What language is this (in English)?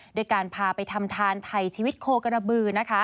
Thai